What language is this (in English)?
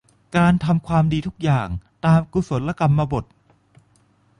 Thai